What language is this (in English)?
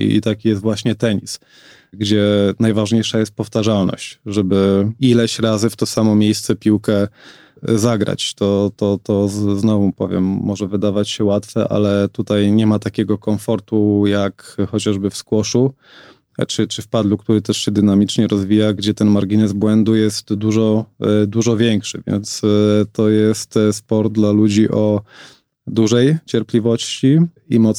Polish